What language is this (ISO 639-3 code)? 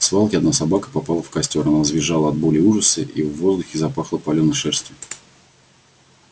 rus